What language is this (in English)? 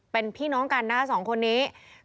Thai